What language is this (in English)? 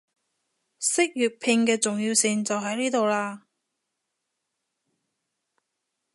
Cantonese